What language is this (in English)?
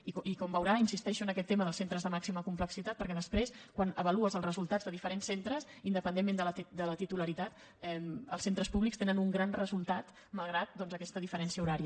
Catalan